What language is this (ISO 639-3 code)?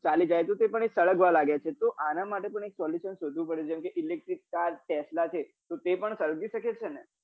guj